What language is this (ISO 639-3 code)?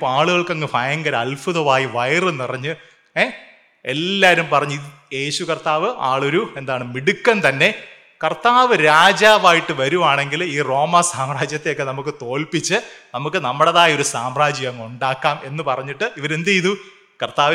mal